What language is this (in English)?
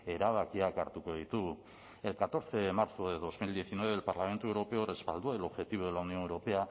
Spanish